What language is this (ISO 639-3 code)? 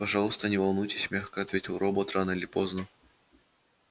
rus